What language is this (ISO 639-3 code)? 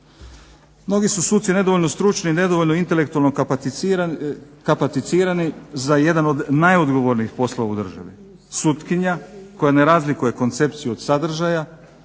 hrv